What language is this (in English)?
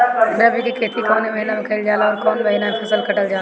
Bhojpuri